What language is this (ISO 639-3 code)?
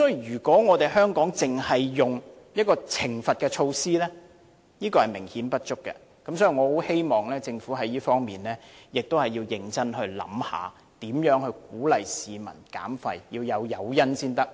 yue